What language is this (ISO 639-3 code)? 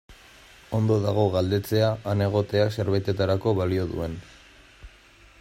eus